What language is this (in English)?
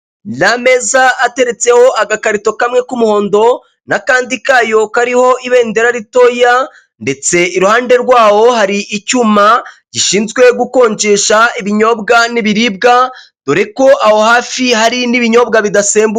Kinyarwanda